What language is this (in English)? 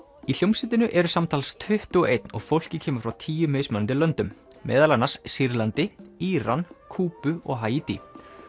Icelandic